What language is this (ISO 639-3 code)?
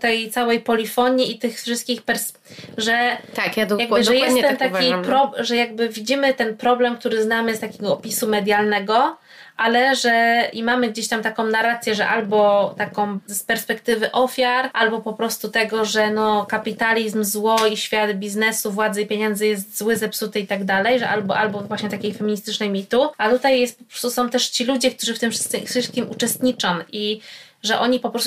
pol